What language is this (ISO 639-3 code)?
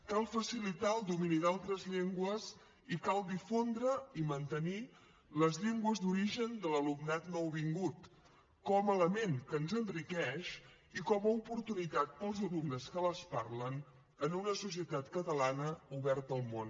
cat